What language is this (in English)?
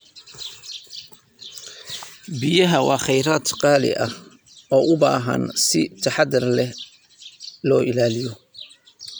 Somali